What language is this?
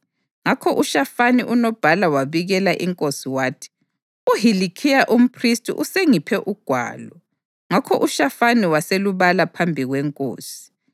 North Ndebele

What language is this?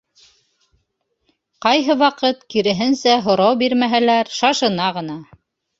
Bashkir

